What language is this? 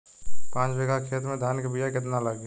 Bhojpuri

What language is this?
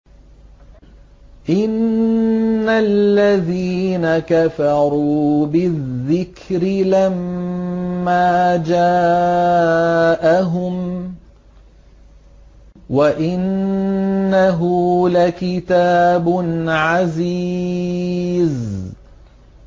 Arabic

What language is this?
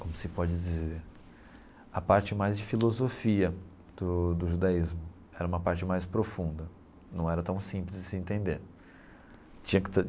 Portuguese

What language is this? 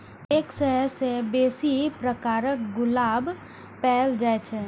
Maithili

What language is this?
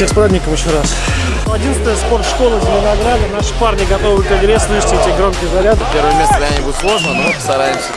Russian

